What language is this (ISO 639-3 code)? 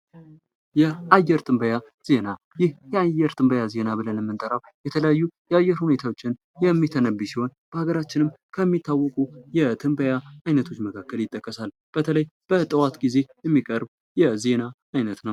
amh